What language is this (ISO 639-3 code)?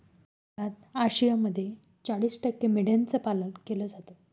mar